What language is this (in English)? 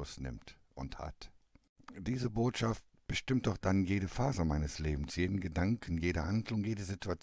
German